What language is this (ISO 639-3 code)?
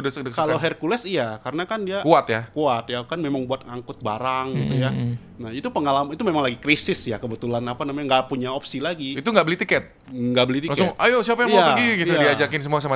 ind